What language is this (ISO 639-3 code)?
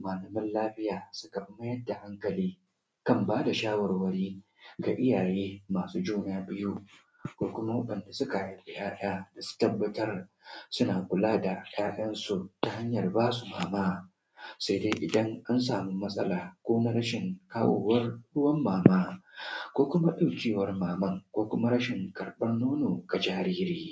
hau